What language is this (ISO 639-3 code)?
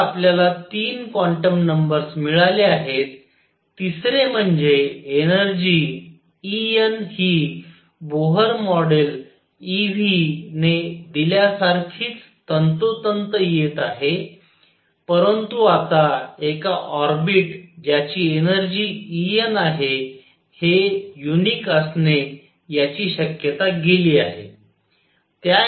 mar